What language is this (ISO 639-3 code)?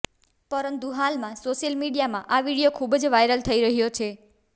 guj